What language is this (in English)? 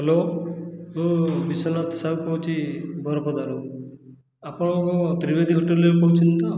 Odia